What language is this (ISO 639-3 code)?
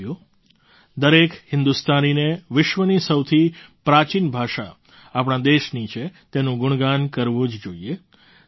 guj